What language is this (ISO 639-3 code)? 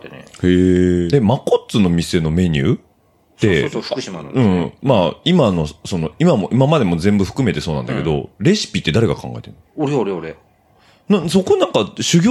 jpn